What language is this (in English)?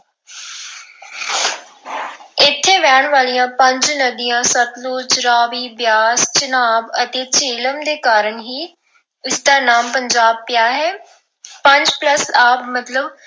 Punjabi